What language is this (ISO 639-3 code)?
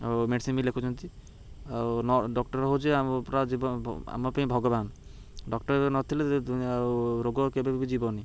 ori